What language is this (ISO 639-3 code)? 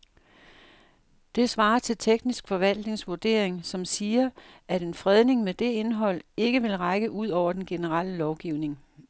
dan